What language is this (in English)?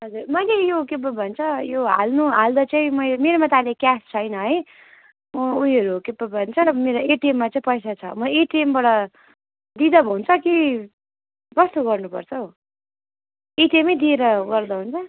Nepali